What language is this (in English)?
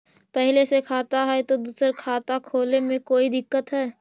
Magahi